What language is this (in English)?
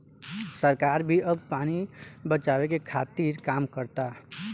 Bhojpuri